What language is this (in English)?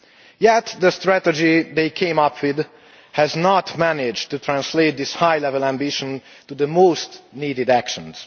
English